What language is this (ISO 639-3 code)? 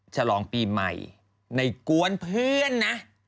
tha